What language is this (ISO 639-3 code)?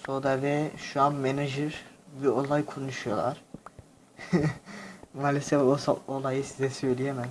tur